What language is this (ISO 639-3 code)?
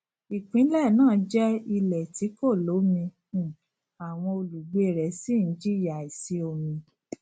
yor